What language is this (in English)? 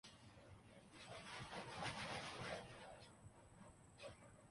Urdu